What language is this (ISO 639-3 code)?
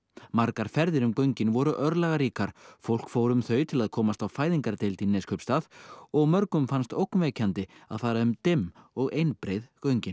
isl